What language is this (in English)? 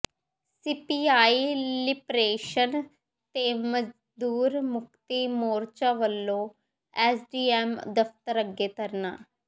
Punjabi